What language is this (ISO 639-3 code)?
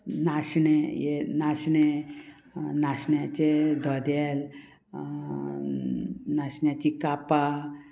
kok